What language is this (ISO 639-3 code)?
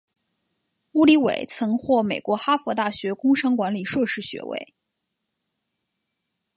zho